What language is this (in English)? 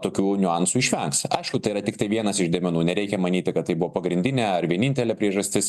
Lithuanian